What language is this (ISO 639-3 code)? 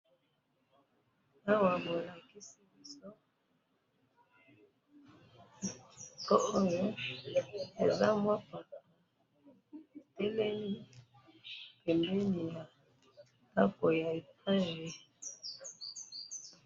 lin